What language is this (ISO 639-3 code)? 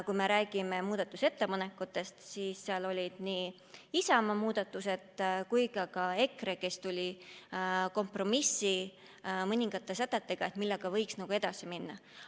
est